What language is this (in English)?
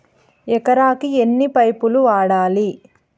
Telugu